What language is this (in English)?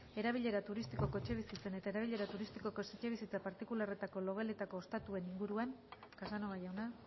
Basque